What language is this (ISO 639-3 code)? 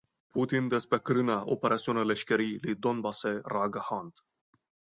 kur